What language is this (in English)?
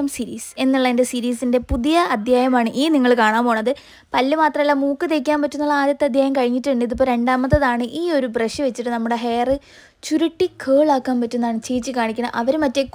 Arabic